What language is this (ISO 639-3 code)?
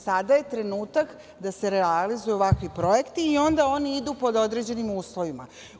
srp